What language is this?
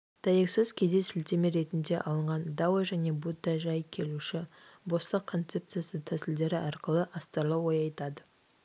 Kazakh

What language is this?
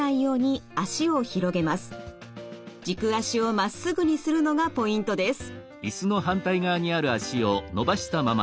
Japanese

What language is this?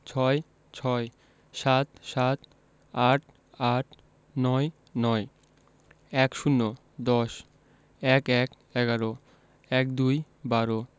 Bangla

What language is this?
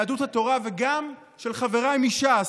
Hebrew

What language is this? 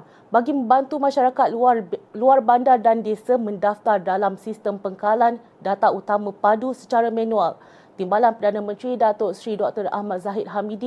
Malay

